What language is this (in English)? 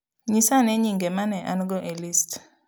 Luo (Kenya and Tanzania)